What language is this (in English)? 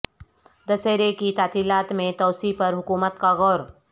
Urdu